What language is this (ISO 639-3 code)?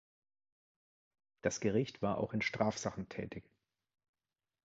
deu